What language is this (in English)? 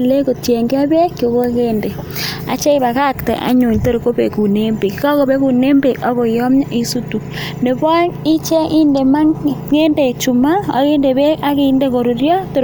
Kalenjin